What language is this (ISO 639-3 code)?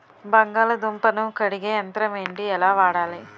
tel